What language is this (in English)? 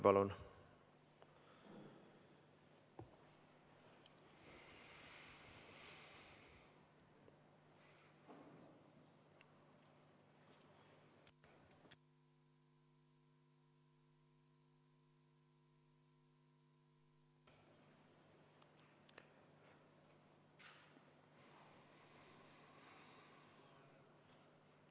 Estonian